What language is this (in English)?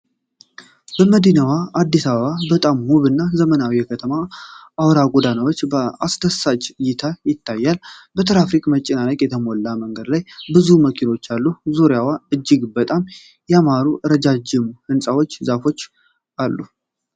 Amharic